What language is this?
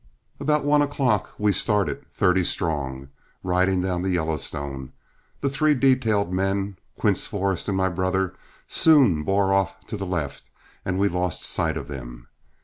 English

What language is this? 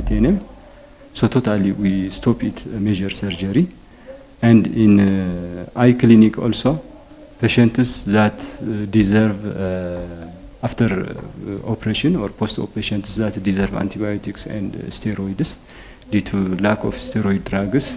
English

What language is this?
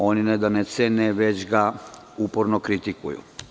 Serbian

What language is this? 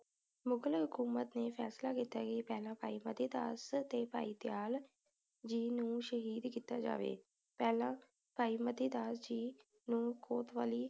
Punjabi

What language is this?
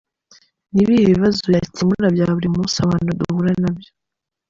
Kinyarwanda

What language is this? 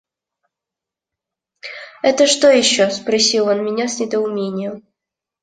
Russian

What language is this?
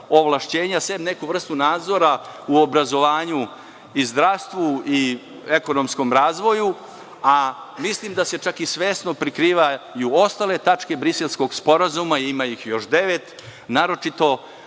Serbian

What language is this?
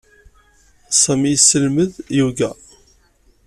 Kabyle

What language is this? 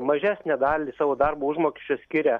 Lithuanian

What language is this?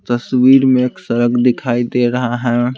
Hindi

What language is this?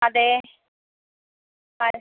Malayalam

